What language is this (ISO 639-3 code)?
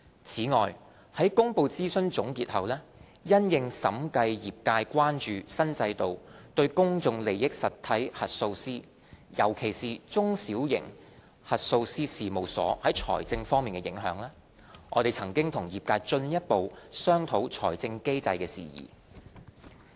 yue